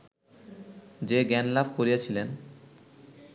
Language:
Bangla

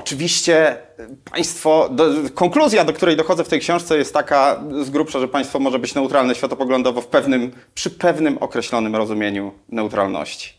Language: Polish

